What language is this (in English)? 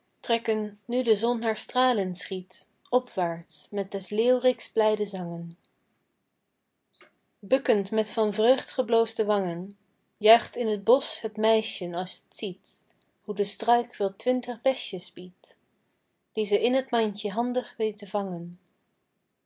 Dutch